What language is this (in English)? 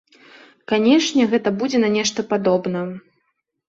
Belarusian